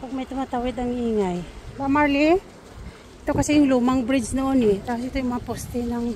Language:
Filipino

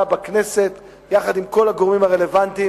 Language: Hebrew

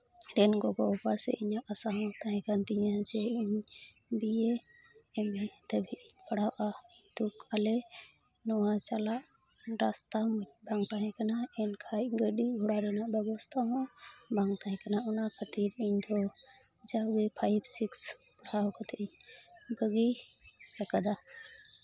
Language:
Santali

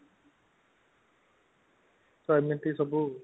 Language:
Odia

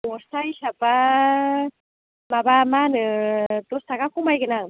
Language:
Bodo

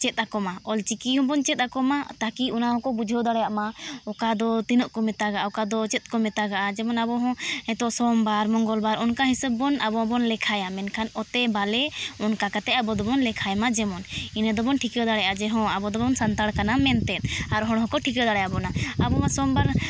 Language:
Santali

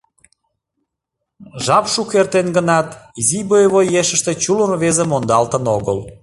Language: Mari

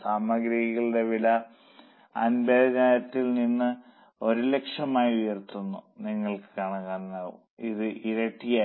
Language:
Malayalam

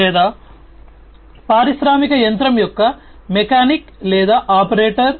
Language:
Telugu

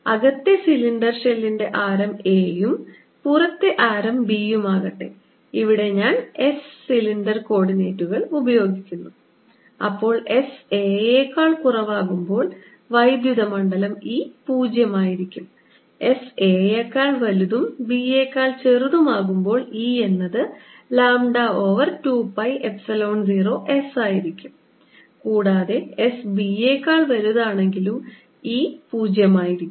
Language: Malayalam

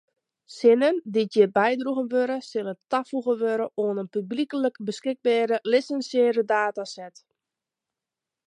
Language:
Western Frisian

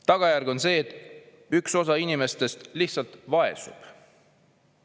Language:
Estonian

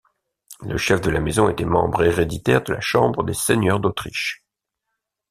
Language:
French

